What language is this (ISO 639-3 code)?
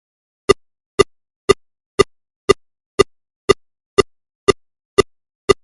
mon